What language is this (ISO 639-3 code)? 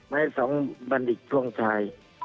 tha